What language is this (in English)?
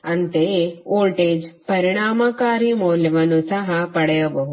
Kannada